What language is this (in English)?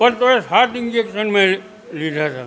Gujarati